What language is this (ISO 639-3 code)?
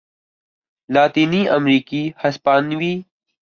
urd